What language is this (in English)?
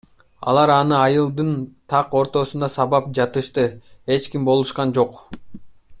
Kyrgyz